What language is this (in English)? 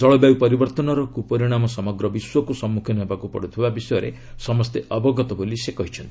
Odia